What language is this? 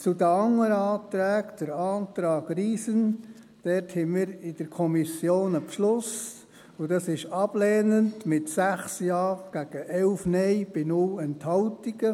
Swiss German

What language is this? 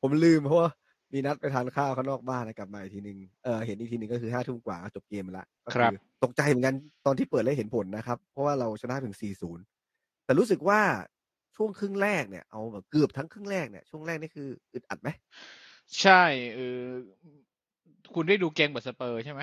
Thai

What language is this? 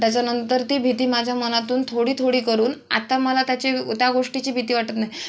Marathi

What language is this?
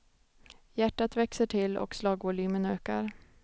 Swedish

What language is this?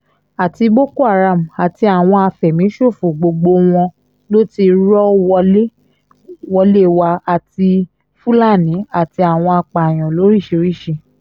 Yoruba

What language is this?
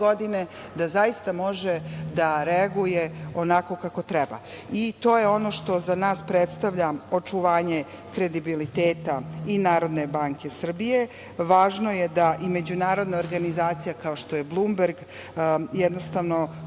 Serbian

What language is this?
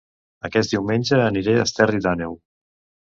Catalan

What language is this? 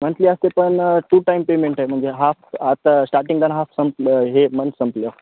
Marathi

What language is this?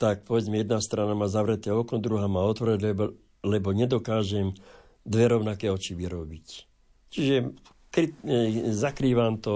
Slovak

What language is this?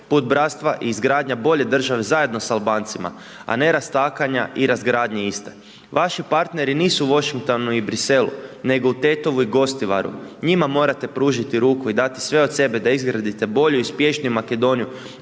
Croatian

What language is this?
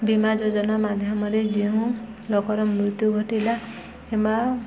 Odia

